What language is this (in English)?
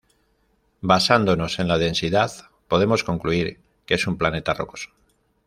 Spanish